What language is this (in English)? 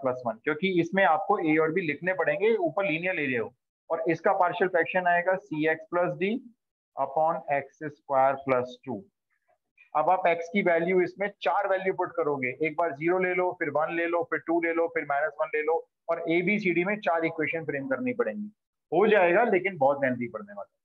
Hindi